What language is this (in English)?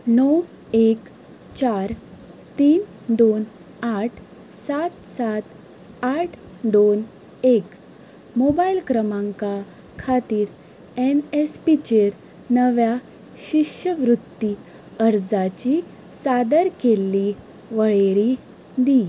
Konkani